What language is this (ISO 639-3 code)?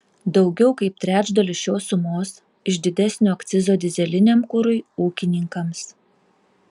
lit